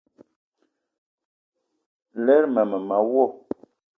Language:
Eton (Cameroon)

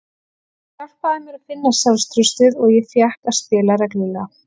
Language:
Icelandic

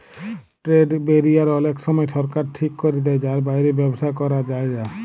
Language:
Bangla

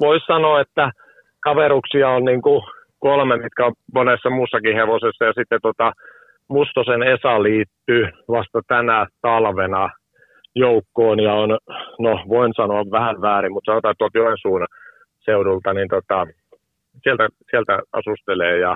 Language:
Finnish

